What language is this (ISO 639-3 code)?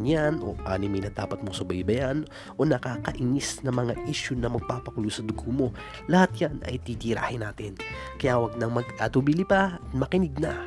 fil